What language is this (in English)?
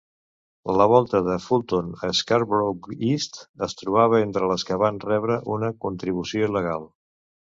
Catalan